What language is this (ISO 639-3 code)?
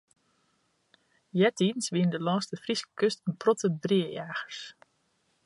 fry